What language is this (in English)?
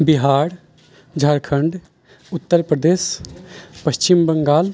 Maithili